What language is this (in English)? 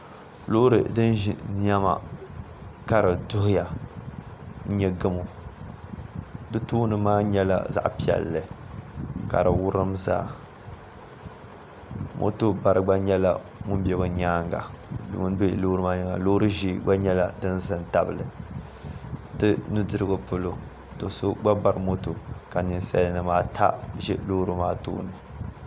Dagbani